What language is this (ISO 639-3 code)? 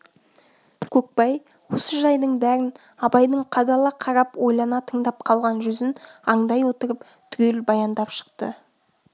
kaz